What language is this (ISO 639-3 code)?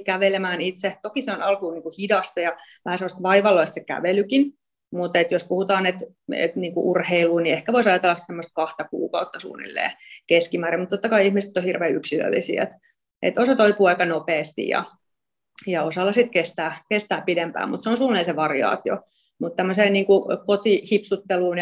fin